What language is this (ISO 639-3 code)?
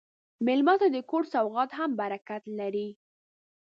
pus